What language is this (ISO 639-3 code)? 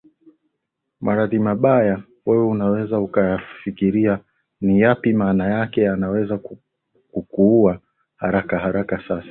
swa